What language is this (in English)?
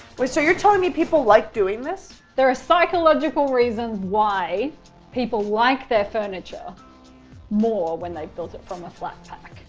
English